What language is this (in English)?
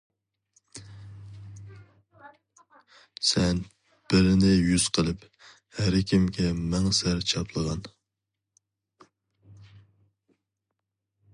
Uyghur